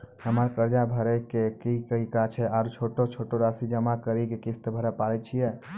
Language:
Maithili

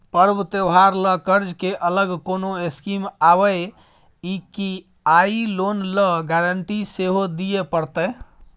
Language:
Maithili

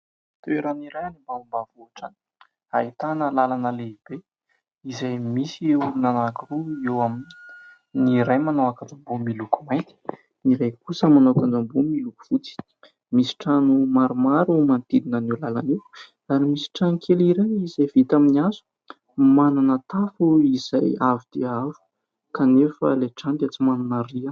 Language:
Malagasy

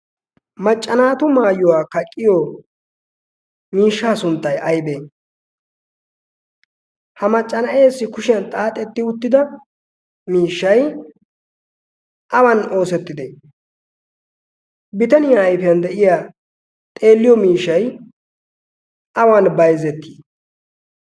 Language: Wolaytta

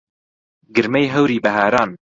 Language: Central Kurdish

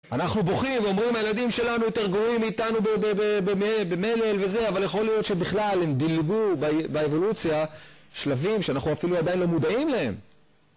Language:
Hebrew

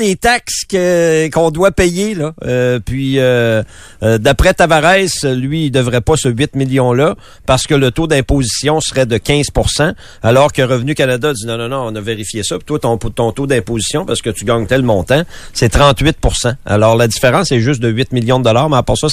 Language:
French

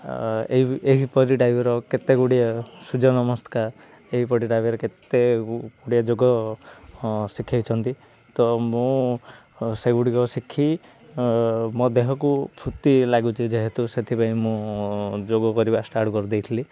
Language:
Odia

